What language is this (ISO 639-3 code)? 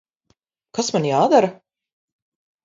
lav